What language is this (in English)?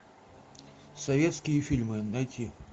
Russian